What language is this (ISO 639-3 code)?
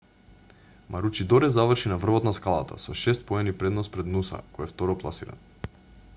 mkd